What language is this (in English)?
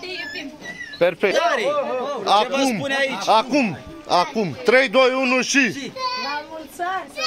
Romanian